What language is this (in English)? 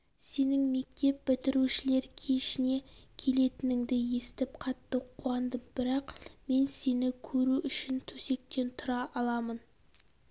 Kazakh